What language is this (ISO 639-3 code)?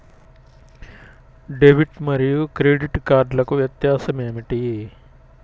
tel